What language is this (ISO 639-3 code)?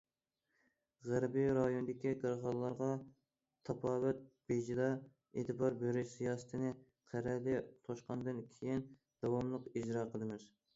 uig